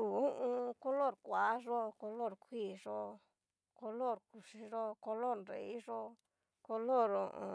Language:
Cacaloxtepec Mixtec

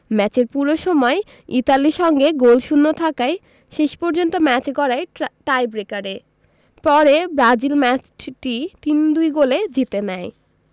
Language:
Bangla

